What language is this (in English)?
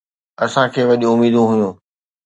Sindhi